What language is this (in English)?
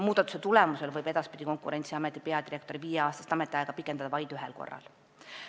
Estonian